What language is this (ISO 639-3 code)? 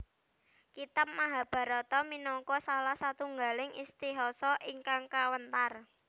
jav